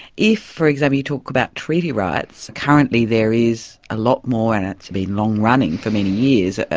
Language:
English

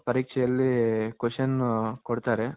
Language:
Kannada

